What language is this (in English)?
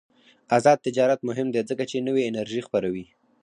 Pashto